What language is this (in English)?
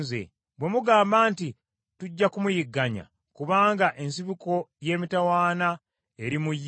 Ganda